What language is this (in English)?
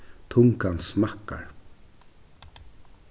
Faroese